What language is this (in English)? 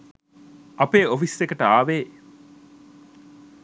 Sinhala